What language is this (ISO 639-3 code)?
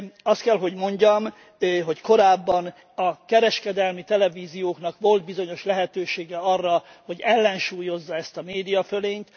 hun